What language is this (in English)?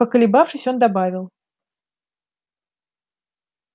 Russian